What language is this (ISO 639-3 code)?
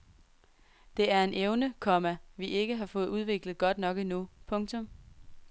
dan